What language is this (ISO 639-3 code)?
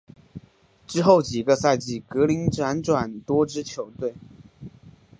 zho